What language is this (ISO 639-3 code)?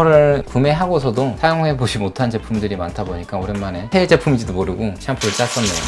kor